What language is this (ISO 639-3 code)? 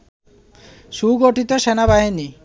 ben